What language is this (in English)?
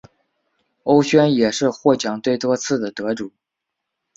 Chinese